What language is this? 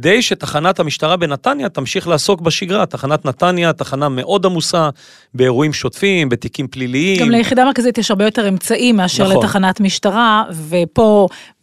Hebrew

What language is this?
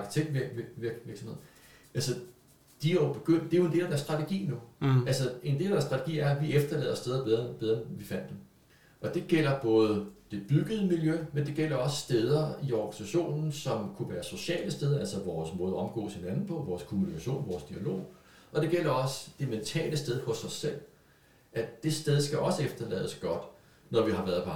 Danish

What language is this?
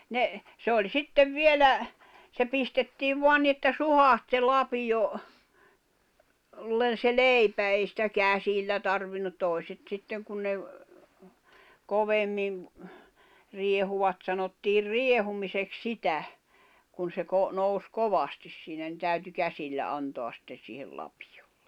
Finnish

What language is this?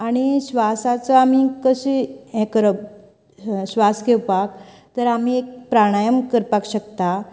Konkani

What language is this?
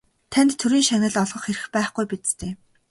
Mongolian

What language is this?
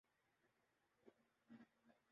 Urdu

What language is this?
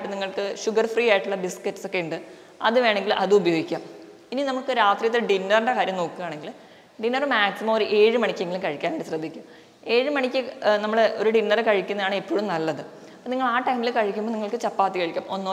Malayalam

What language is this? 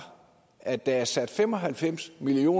Danish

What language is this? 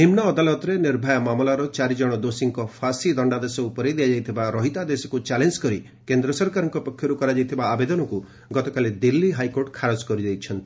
Odia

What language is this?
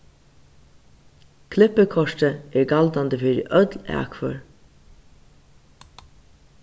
Faroese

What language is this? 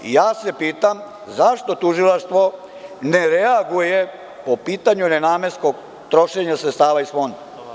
Serbian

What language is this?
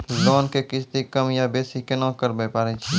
Maithili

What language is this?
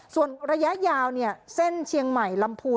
Thai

